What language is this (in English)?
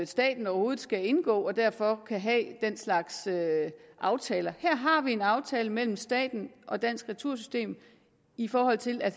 Danish